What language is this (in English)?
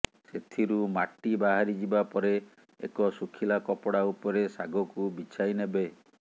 Odia